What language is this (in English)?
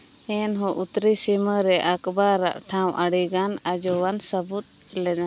Santali